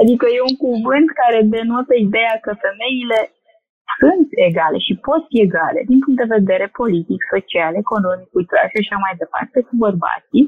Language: Romanian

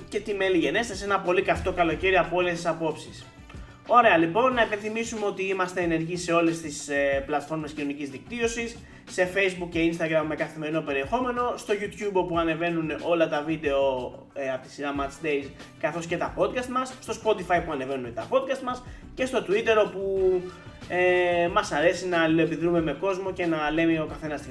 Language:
Greek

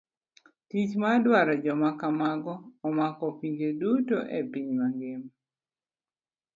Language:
Luo (Kenya and Tanzania)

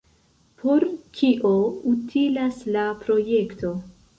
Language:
Esperanto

